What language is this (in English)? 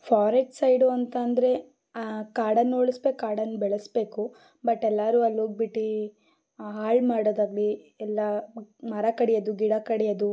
Kannada